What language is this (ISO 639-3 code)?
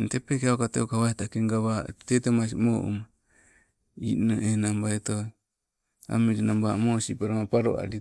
nco